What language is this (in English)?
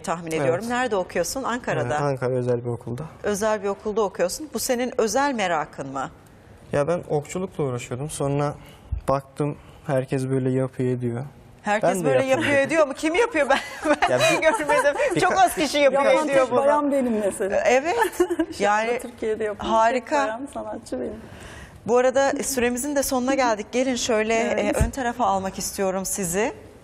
Turkish